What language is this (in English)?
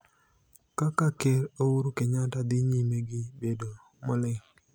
Luo (Kenya and Tanzania)